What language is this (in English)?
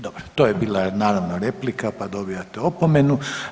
Croatian